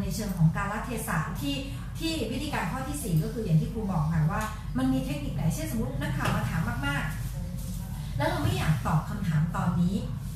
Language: Thai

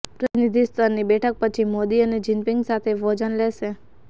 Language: Gujarati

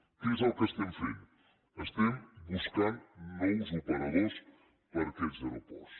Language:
Catalan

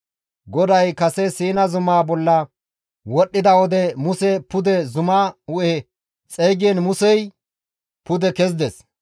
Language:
Gamo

